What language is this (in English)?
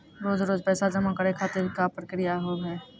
Maithili